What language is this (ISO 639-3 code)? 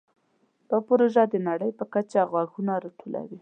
pus